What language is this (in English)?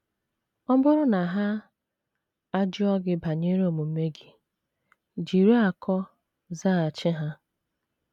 Igbo